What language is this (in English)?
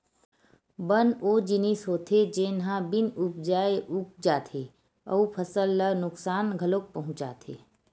Chhattisgarhi